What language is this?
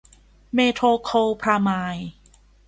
Thai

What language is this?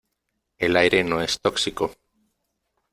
Spanish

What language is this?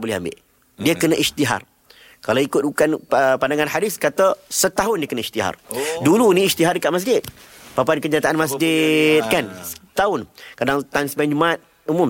Malay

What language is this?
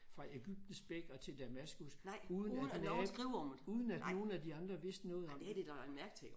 Danish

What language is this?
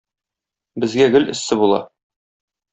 Tatar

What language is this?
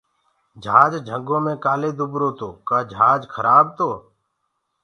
Gurgula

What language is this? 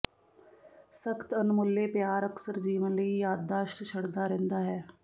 Punjabi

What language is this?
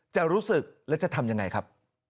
Thai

